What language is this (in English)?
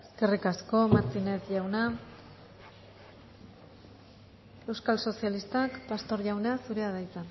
Basque